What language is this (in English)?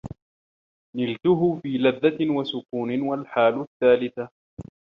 Arabic